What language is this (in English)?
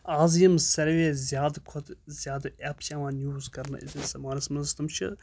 Kashmiri